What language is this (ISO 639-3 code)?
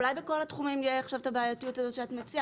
heb